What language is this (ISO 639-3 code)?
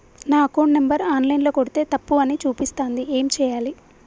tel